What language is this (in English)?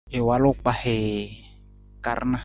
Nawdm